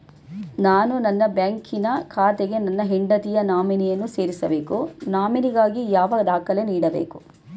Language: Kannada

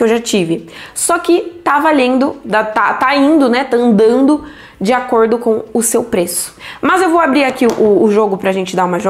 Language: Portuguese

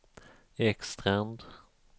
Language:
Swedish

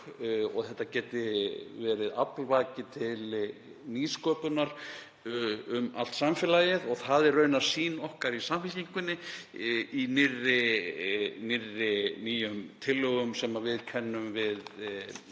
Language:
Icelandic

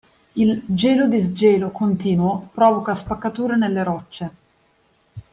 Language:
Italian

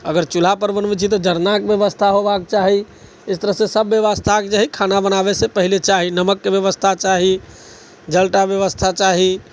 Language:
Maithili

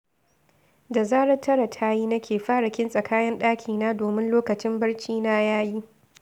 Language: Hausa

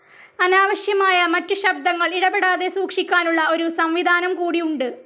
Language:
Malayalam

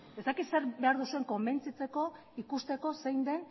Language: Basque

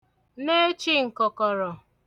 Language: Igbo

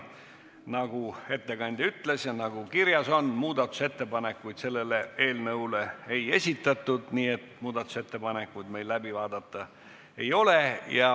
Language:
Estonian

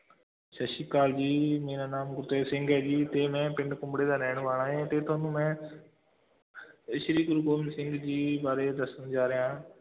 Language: Punjabi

